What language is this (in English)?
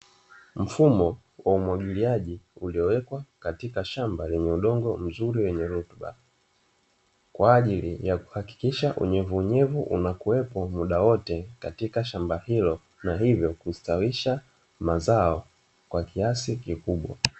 Swahili